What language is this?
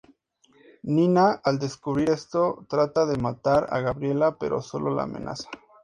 Spanish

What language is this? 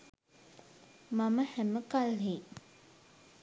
Sinhala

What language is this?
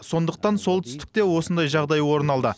Kazakh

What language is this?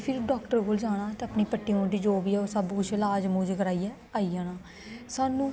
Dogri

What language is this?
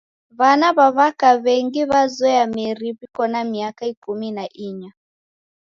Taita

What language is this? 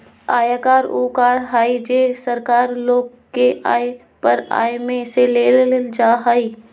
Magahi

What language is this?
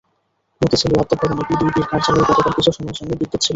Bangla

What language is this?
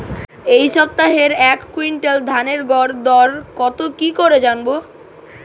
Bangla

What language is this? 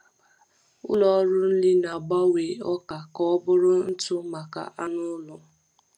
Igbo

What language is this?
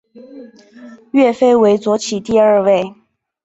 Chinese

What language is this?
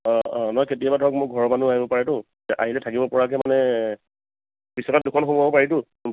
Assamese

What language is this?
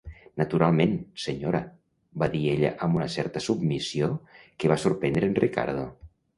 Catalan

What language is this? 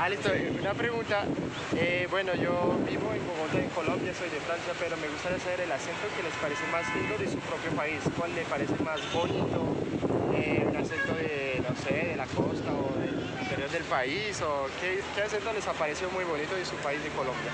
Spanish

